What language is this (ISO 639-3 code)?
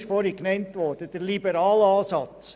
gsw